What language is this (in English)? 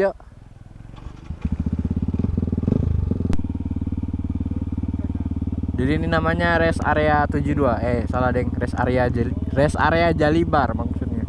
Indonesian